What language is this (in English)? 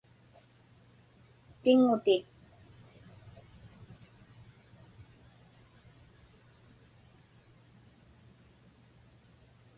Inupiaq